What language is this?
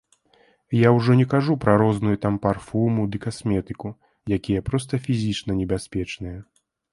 Belarusian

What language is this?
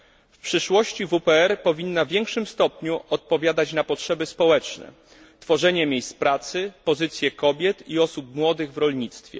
Polish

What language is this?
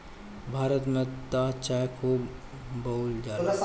Bhojpuri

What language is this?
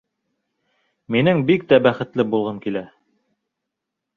Bashkir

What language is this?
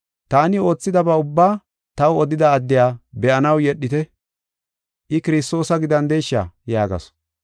Gofa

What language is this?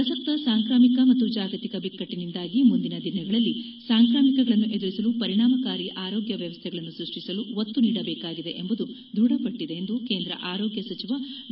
Kannada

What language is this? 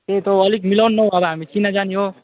Nepali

